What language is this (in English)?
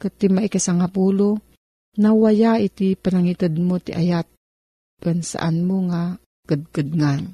Filipino